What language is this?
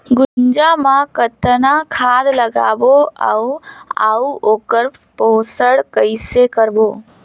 Chhattisgarhi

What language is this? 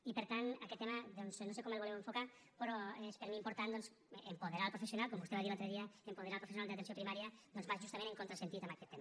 Catalan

